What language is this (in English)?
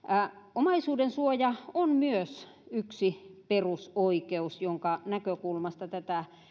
Finnish